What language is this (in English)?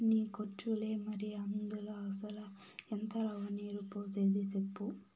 Telugu